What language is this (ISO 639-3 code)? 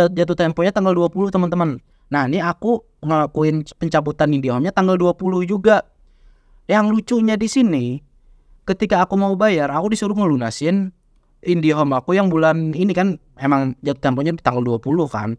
ind